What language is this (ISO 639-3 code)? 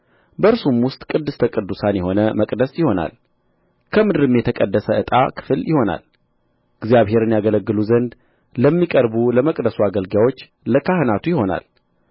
amh